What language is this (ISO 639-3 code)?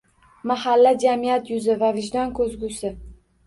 uzb